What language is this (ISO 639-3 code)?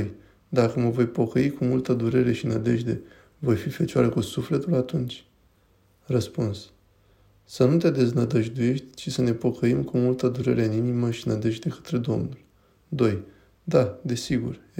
ron